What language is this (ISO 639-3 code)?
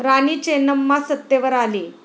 mar